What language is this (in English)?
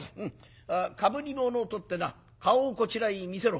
Japanese